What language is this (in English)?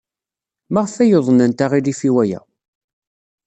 Kabyle